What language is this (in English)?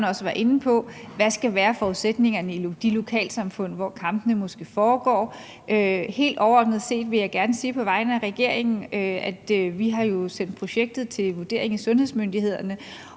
Danish